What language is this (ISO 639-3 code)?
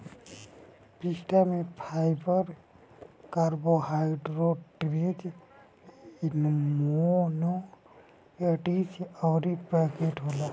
bho